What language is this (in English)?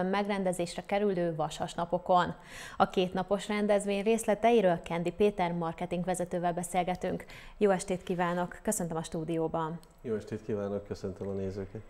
Hungarian